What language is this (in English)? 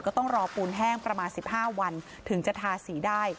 Thai